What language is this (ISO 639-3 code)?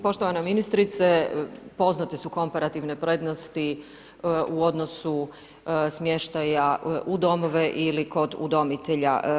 hrv